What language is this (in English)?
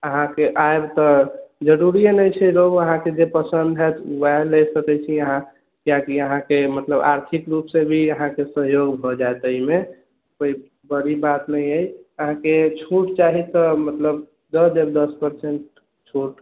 Maithili